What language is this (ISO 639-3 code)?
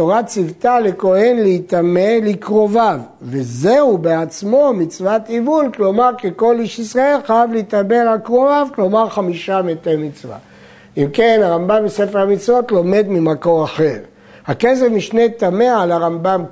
heb